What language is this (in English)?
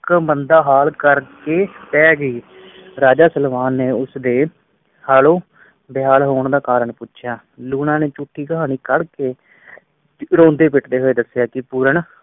Punjabi